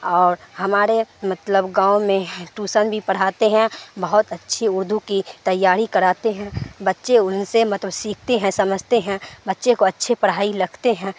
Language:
Urdu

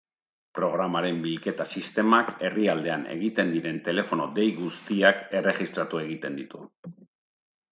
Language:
Basque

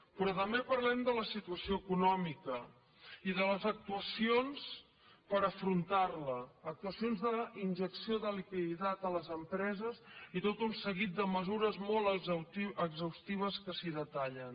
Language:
Catalan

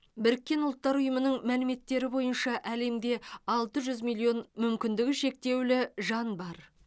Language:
Kazakh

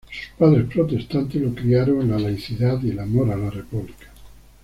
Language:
Spanish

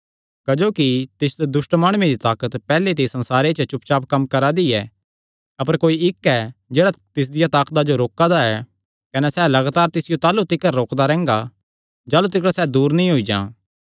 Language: Kangri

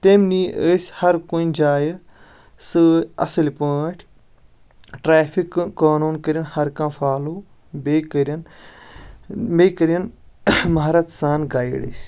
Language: Kashmiri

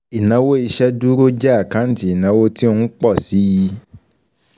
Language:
Yoruba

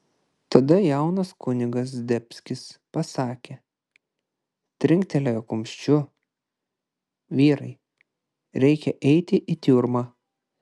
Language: Lithuanian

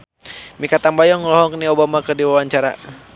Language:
Sundanese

